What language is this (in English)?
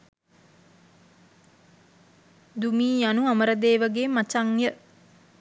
Sinhala